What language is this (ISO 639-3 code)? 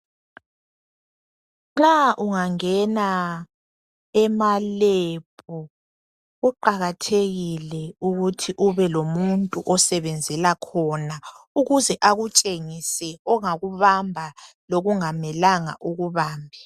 nde